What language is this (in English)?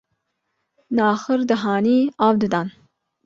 Kurdish